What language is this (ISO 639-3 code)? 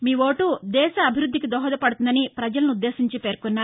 tel